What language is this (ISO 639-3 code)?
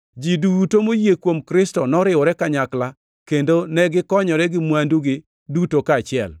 luo